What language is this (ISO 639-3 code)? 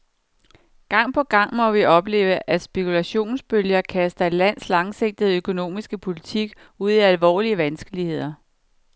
dan